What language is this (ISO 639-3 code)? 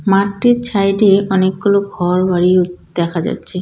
ben